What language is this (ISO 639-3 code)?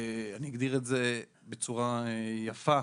heb